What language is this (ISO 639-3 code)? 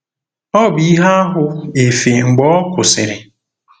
ibo